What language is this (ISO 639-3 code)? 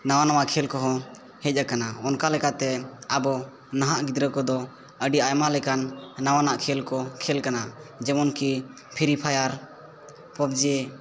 sat